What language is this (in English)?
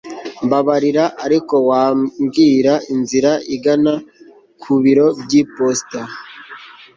Kinyarwanda